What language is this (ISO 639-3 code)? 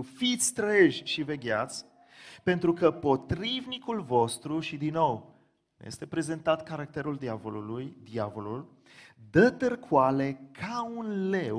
ron